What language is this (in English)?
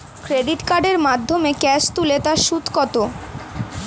Bangla